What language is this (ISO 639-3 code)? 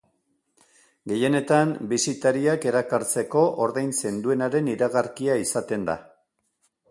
eus